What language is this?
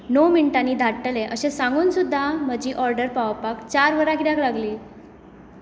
Konkani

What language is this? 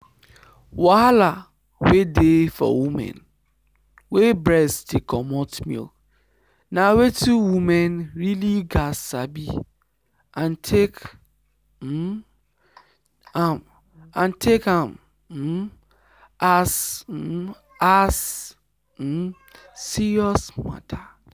Nigerian Pidgin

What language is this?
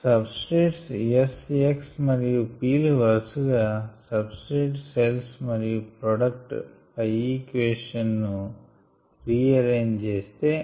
Telugu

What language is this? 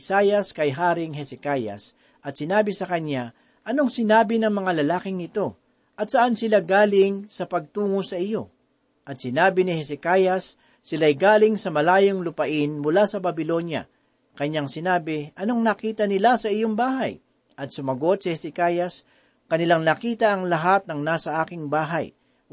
Filipino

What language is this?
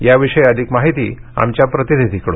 Marathi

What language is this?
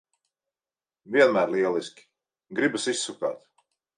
Latvian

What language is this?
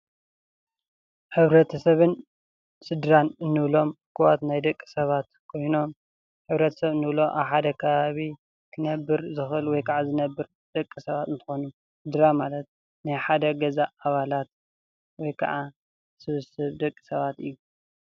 Tigrinya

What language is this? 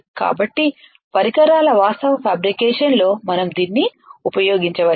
Telugu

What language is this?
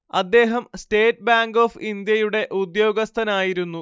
Malayalam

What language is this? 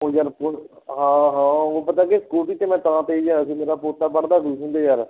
Punjabi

